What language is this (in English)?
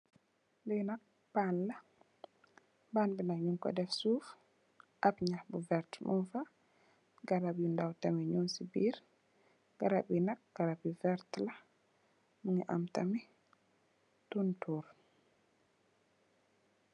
Wolof